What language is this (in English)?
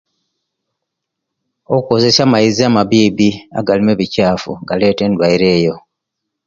Kenyi